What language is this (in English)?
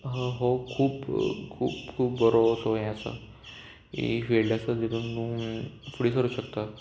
Konkani